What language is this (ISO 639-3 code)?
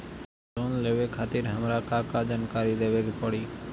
bho